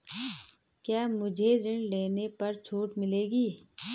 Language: Hindi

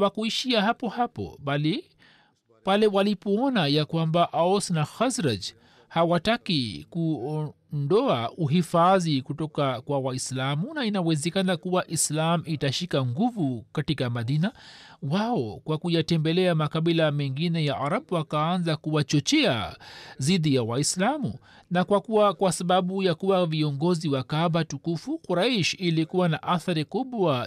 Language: Swahili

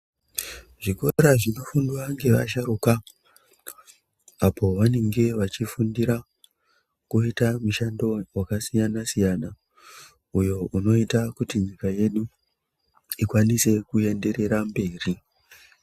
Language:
Ndau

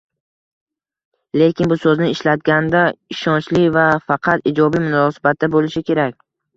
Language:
Uzbek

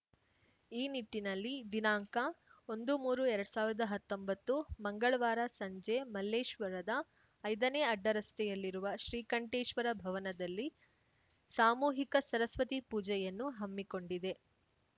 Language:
Kannada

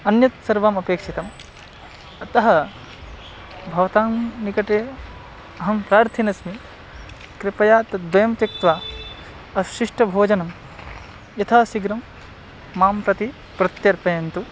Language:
Sanskrit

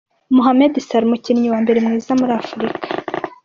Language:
Kinyarwanda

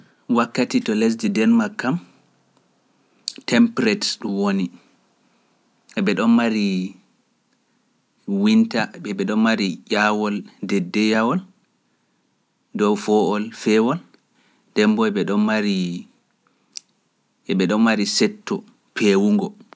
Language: Pular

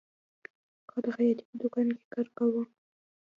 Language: Pashto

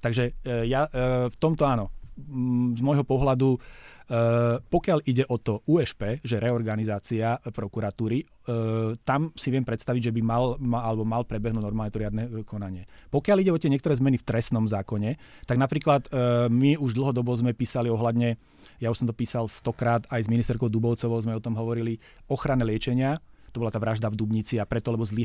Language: Slovak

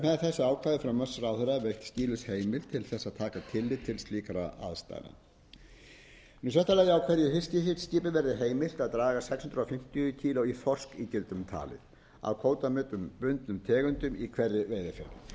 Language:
Icelandic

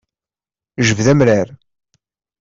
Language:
Kabyle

